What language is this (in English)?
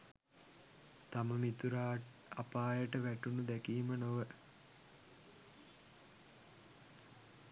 Sinhala